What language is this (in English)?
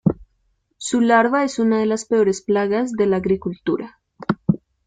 Spanish